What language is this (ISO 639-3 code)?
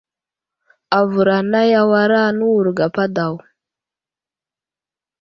udl